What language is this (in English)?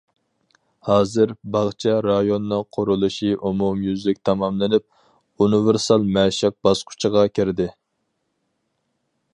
Uyghur